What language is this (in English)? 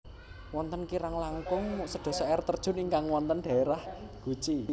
Javanese